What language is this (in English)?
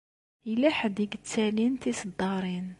Kabyle